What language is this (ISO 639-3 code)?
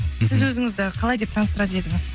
kaz